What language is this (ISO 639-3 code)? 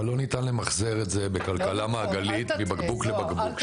heb